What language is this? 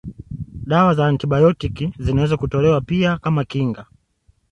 Swahili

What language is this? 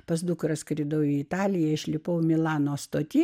Lithuanian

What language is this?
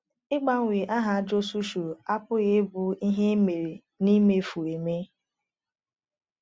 Igbo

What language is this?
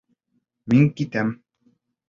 Bashkir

